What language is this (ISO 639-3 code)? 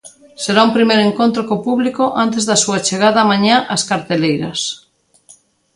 glg